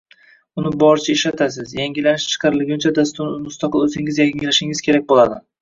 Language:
Uzbek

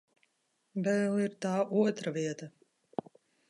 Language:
Latvian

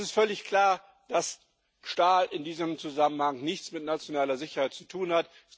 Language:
German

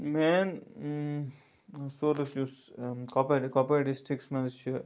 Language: Kashmiri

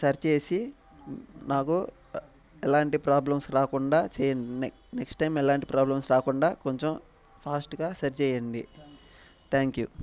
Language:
Telugu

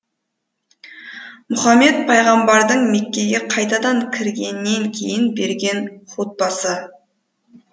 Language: Kazakh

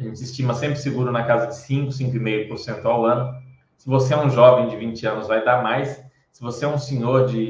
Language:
Portuguese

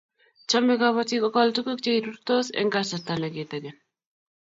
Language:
Kalenjin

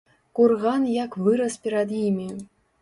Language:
Belarusian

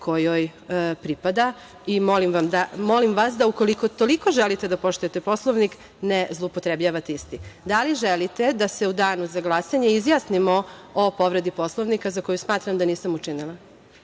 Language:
Serbian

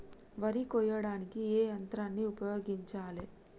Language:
Telugu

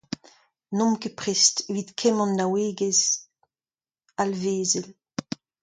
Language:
Breton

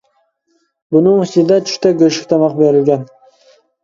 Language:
Uyghur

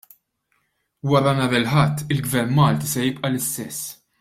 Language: Maltese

